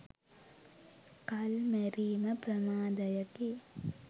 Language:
Sinhala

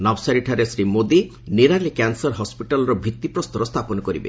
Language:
Odia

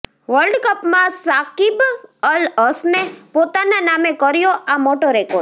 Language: Gujarati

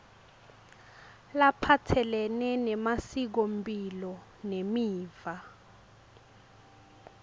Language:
Swati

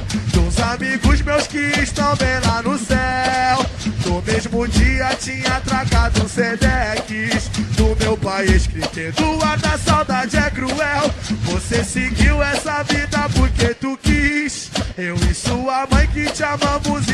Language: Portuguese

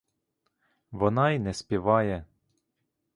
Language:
Ukrainian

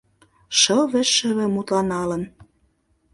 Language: Mari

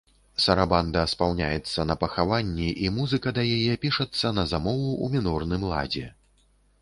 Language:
Belarusian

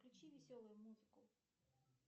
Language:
Russian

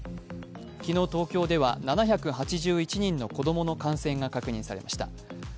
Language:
Japanese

